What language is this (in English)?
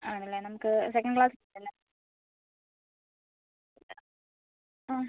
Malayalam